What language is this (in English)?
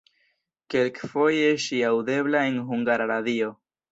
Esperanto